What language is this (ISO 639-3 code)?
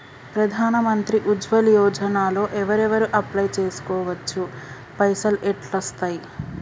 tel